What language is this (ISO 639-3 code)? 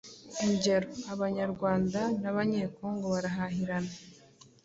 kin